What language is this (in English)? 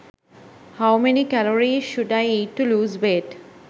Sinhala